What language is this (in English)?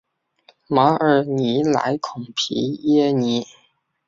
Chinese